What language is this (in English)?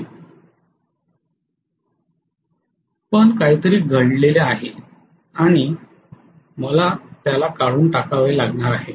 Marathi